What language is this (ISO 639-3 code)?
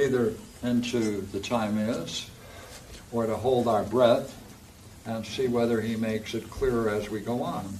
eng